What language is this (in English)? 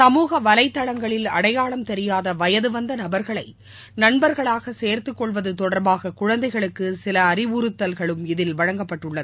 Tamil